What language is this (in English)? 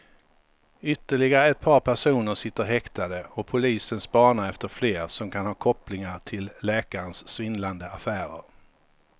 Swedish